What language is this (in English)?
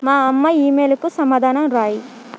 Telugu